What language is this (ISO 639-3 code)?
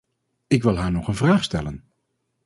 nld